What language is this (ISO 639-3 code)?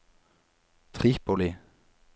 nor